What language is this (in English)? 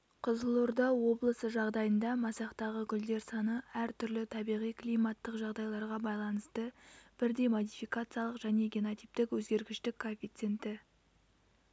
Kazakh